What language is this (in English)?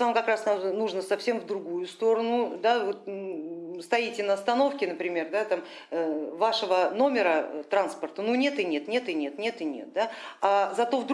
Russian